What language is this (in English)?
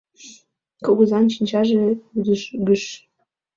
Mari